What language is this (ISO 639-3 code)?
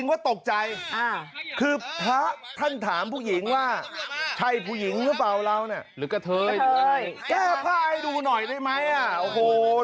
tha